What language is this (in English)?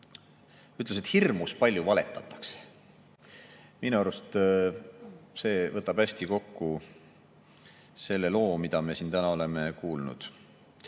Estonian